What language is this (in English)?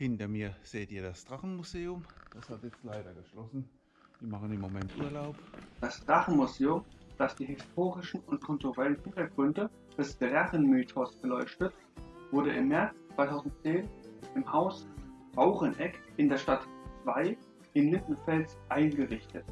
German